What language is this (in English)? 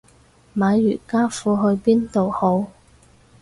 Cantonese